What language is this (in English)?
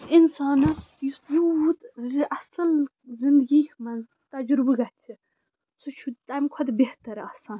Kashmiri